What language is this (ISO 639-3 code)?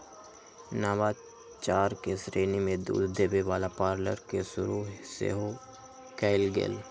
mag